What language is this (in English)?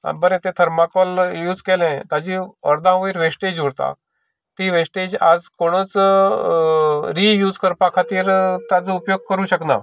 Konkani